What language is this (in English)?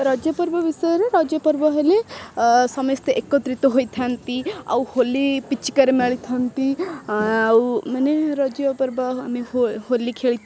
Odia